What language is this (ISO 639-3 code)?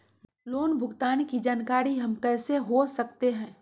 mag